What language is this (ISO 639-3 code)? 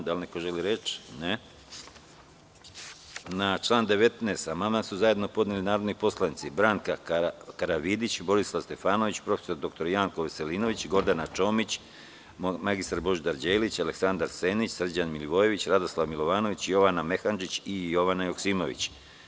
srp